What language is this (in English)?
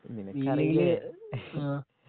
Malayalam